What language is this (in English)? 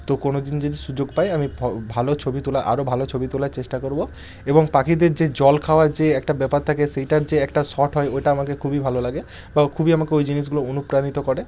Bangla